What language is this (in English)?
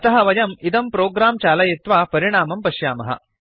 Sanskrit